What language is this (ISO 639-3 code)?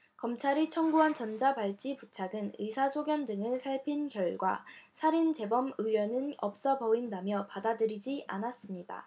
kor